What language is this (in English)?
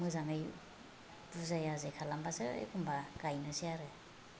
Bodo